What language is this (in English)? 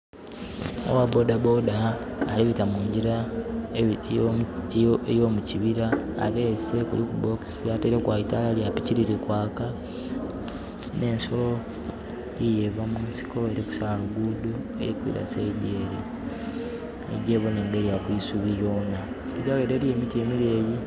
Soga